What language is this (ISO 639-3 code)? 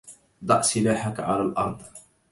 ara